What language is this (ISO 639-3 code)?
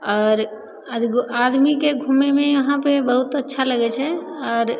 mai